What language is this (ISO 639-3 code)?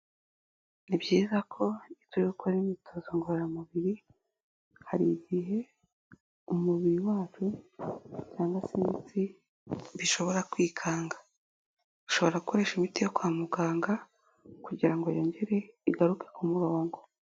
kin